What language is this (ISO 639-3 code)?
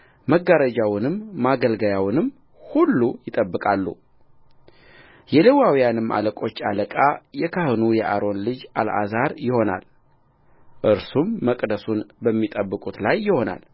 amh